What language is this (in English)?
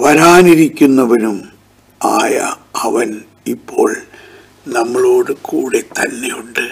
Malayalam